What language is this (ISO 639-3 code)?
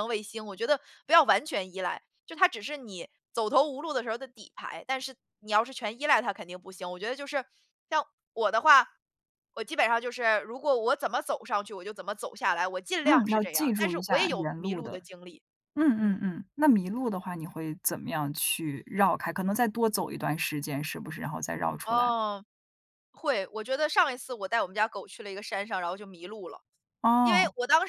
zho